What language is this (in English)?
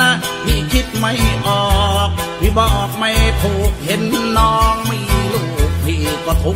Thai